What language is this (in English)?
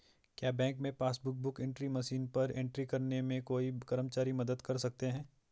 Hindi